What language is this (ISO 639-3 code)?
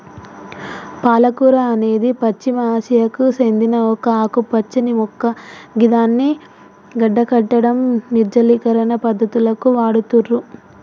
tel